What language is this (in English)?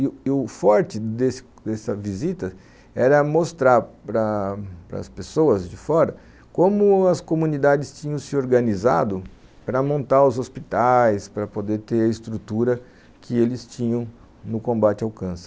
Portuguese